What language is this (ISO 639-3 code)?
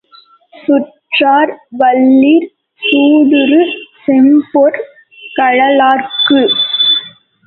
tam